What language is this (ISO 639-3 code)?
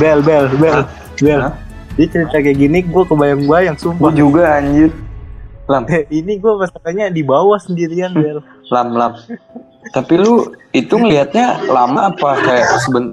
ind